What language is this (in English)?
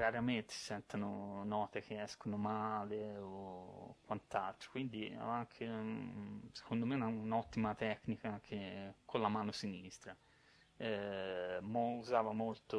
Italian